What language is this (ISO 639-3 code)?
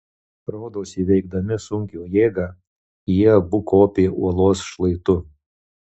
lit